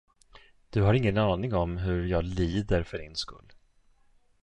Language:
Swedish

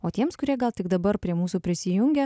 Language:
Lithuanian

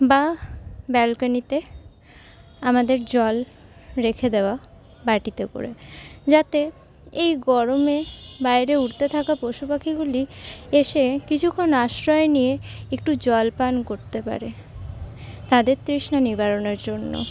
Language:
Bangla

